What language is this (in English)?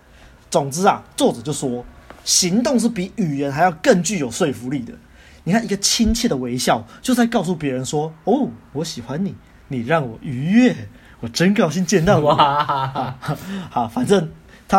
Chinese